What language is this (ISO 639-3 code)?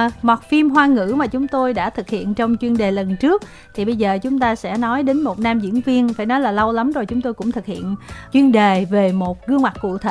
vie